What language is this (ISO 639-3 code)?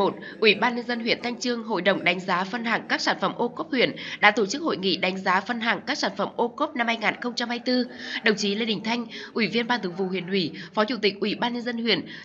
vie